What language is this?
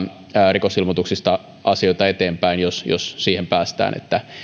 Finnish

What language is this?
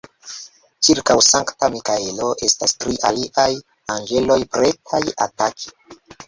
Esperanto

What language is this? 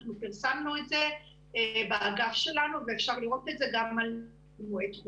Hebrew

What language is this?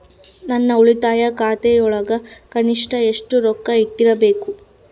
Kannada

